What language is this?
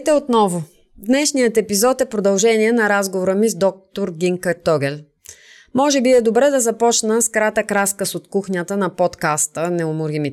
Bulgarian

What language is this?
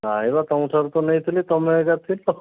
Odia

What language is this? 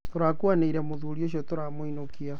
Kikuyu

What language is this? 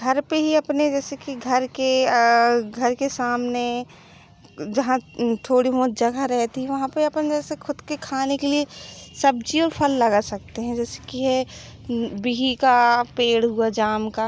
Hindi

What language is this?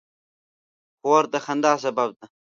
Pashto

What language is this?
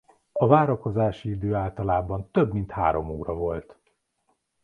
Hungarian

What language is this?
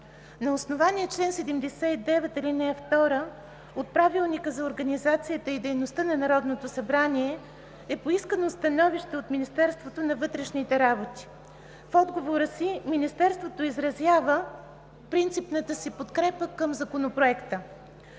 Bulgarian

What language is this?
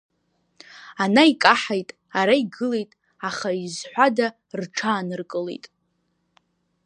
Abkhazian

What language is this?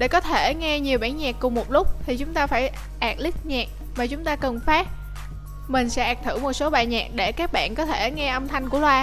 Vietnamese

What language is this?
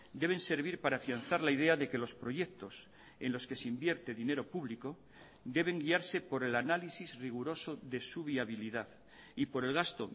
Spanish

